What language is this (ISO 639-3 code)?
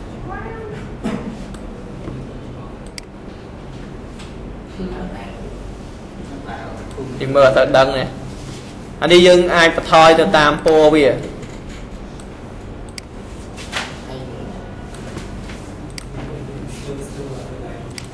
vie